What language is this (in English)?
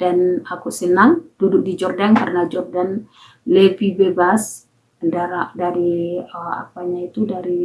Indonesian